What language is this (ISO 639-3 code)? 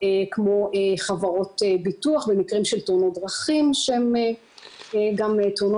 heb